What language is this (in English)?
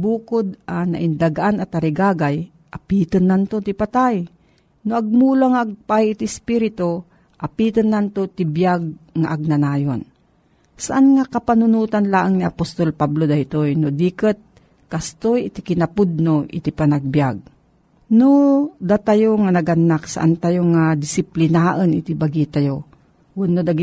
Filipino